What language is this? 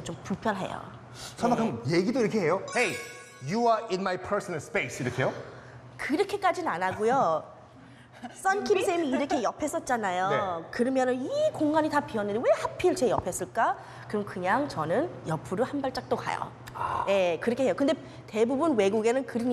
Korean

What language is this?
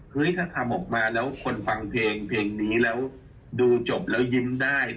Thai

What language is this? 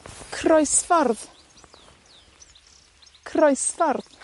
Welsh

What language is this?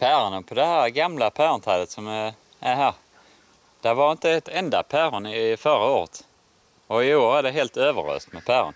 Swedish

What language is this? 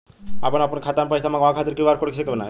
Bhojpuri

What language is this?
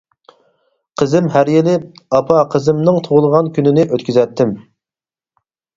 Uyghur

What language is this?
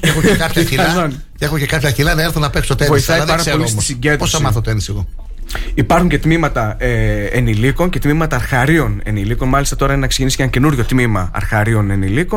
Greek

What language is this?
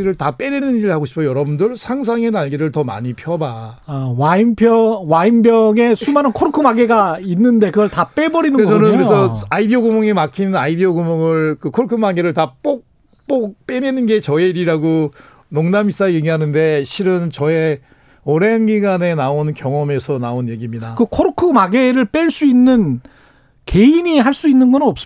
Korean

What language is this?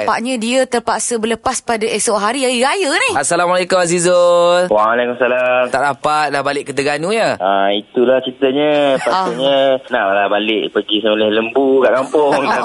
Malay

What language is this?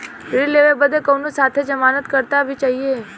Bhojpuri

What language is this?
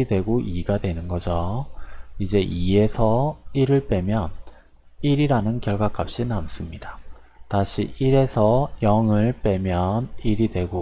Korean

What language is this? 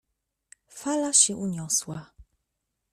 Polish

